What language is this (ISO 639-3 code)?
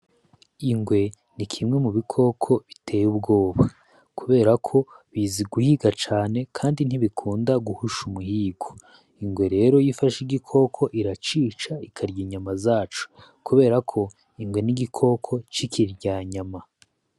run